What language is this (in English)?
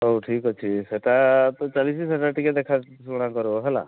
Odia